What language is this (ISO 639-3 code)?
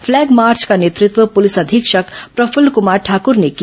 hin